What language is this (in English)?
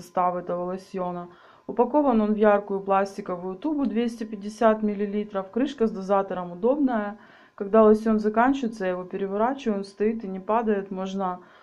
Russian